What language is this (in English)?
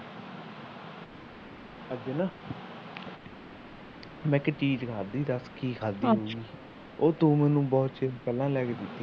Punjabi